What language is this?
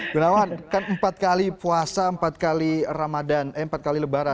Indonesian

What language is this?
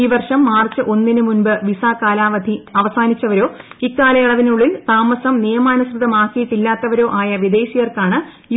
Malayalam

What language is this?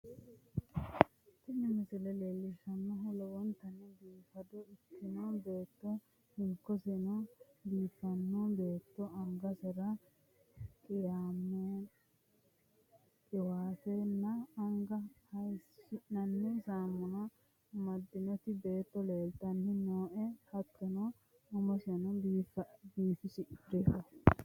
Sidamo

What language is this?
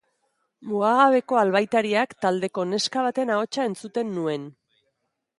Basque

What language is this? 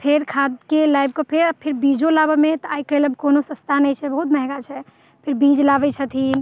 Maithili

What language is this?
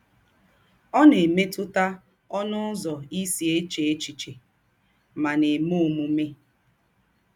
Igbo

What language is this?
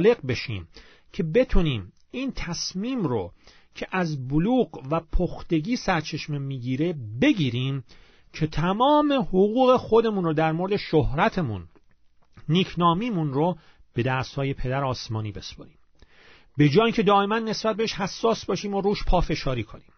Persian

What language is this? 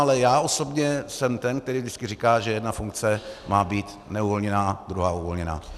Czech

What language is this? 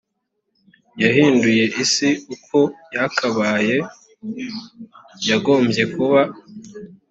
Kinyarwanda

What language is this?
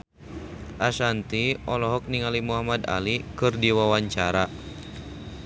Sundanese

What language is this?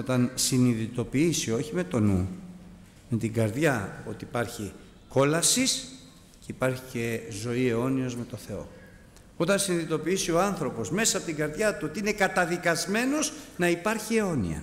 Greek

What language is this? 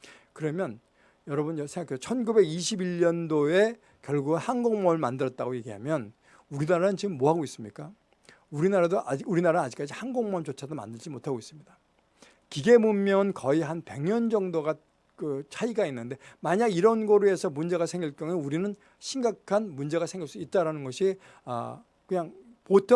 Korean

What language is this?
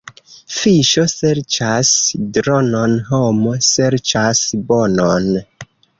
Esperanto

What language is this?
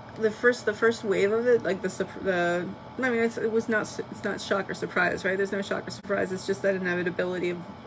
English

